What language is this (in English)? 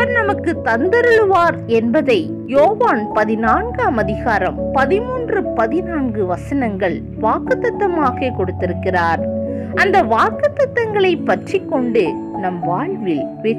Hindi